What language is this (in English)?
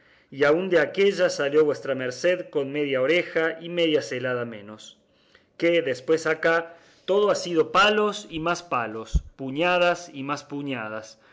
Spanish